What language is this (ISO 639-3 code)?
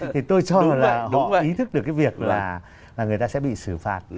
vie